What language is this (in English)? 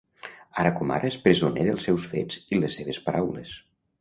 Catalan